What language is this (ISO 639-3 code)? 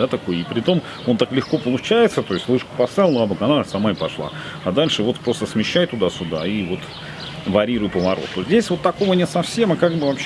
rus